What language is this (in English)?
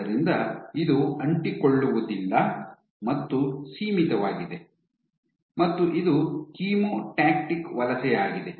Kannada